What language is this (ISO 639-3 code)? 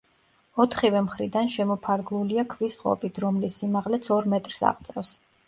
kat